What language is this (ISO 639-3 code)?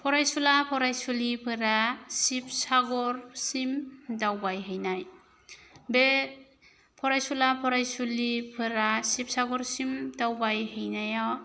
brx